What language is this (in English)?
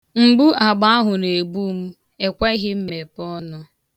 Igbo